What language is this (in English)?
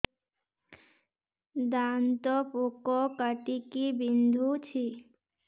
Odia